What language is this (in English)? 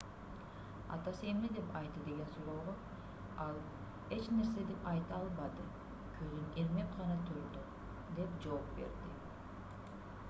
Kyrgyz